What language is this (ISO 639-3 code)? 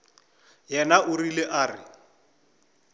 nso